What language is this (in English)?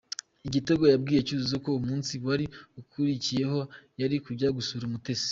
Kinyarwanda